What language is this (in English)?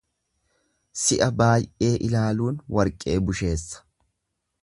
Oromo